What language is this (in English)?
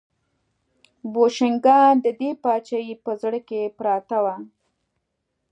Pashto